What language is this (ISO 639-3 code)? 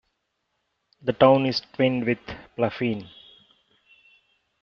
eng